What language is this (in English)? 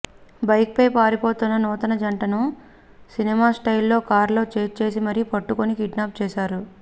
Telugu